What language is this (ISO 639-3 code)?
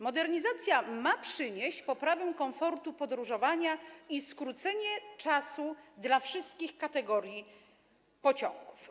pol